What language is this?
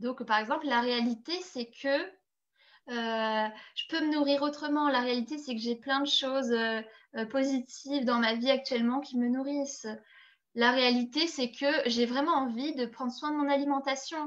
French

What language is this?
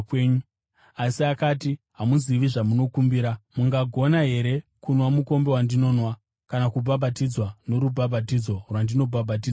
Shona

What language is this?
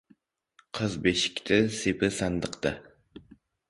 Uzbek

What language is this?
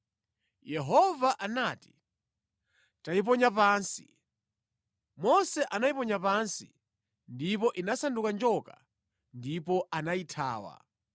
Nyanja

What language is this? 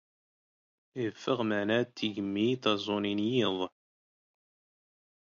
Standard Moroccan Tamazight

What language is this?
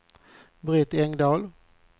Swedish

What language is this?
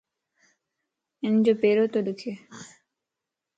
Lasi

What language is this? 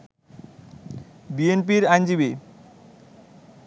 Bangla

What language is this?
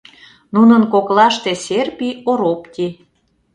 Mari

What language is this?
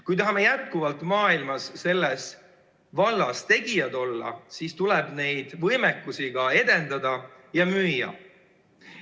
Estonian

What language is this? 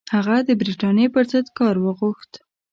Pashto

